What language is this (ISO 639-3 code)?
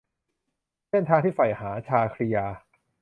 tha